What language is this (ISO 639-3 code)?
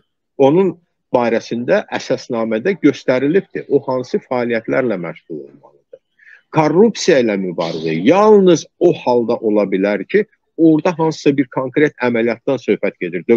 tur